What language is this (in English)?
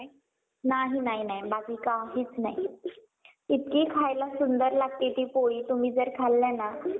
Marathi